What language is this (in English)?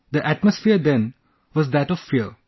English